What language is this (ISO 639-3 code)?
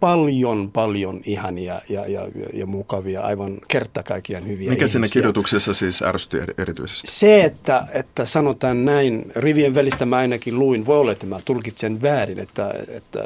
fin